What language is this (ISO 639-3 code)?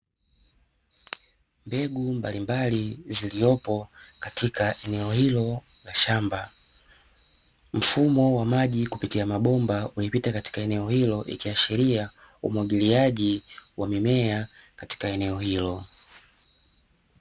swa